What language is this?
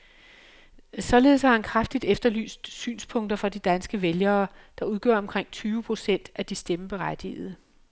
Danish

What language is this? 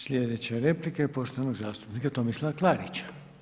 Croatian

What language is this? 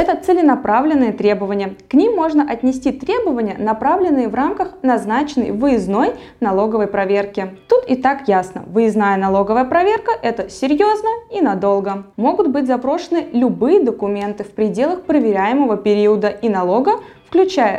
Russian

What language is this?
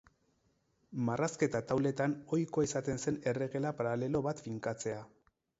Basque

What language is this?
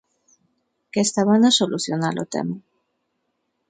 Galician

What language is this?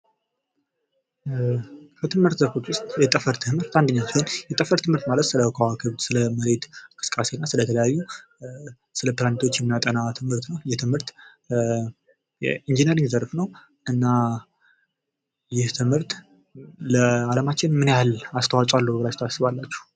Amharic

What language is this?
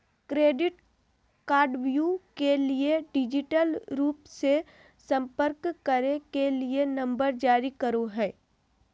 Magahi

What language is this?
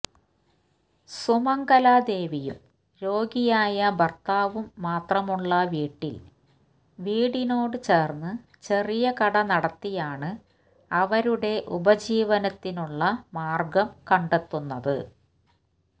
Malayalam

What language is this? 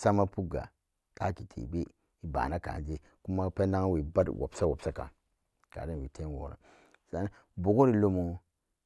Samba Daka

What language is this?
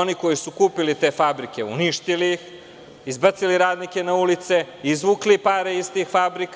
Serbian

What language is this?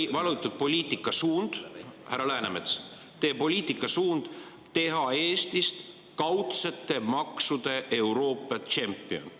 Estonian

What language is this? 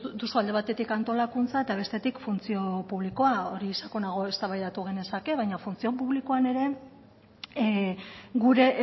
Basque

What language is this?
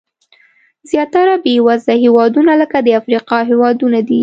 Pashto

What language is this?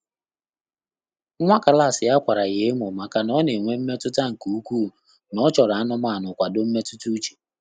Igbo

